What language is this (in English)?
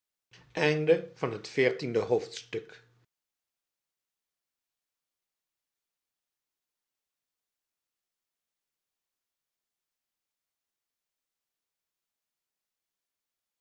Dutch